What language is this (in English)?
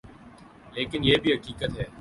Urdu